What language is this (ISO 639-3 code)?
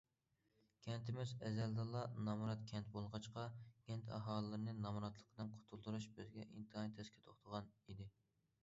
uig